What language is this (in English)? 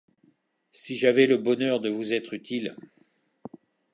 French